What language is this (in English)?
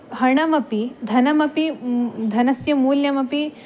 Sanskrit